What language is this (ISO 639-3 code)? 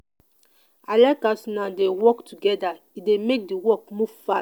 pcm